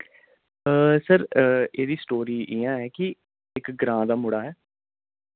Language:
Dogri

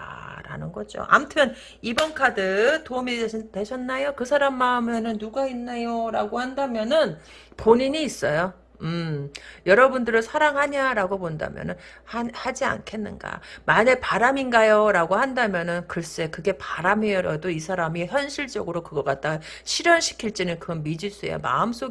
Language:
Korean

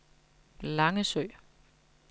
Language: Danish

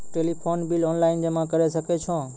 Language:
Maithili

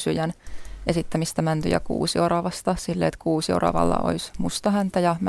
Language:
Finnish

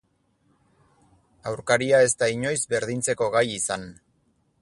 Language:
Basque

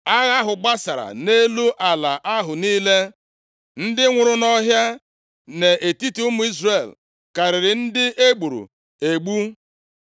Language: Igbo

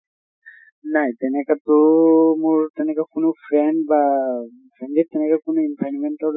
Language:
Assamese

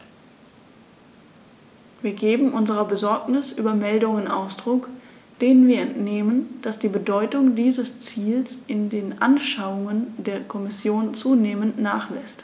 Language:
German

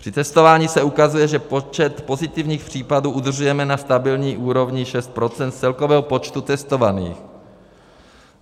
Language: Czech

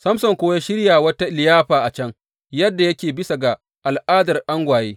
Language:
Hausa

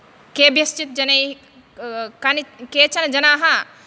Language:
Sanskrit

